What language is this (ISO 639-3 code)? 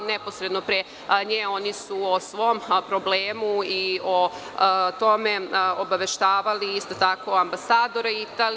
srp